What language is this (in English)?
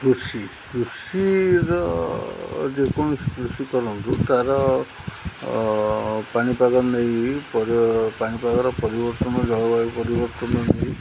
Odia